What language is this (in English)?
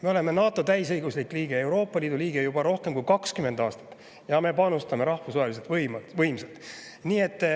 Estonian